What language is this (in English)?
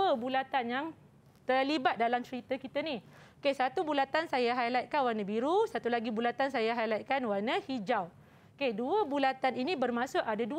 Malay